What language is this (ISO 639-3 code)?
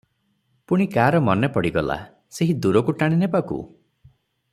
ori